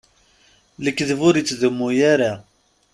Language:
Kabyle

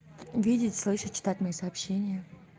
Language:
Russian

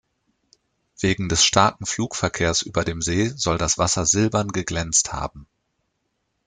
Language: German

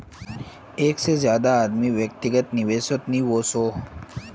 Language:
Magahi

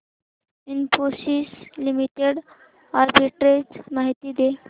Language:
Marathi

